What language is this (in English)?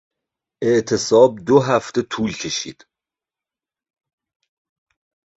Persian